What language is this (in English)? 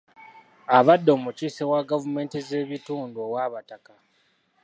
Ganda